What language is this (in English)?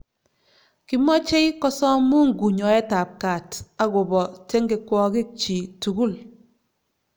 Kalenjin